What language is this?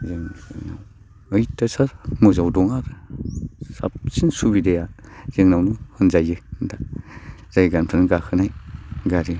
Bodo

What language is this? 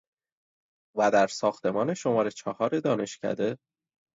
Persian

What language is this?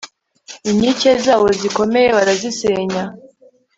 Kinyarwanda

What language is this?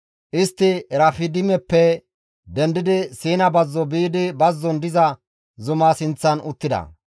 Gamo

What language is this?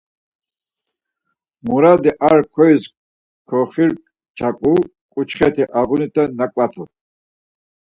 Laz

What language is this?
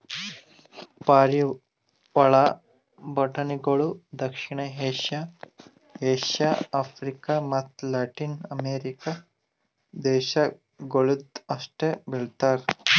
Kannada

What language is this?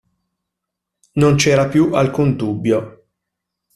Italian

